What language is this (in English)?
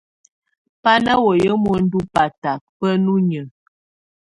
Tunen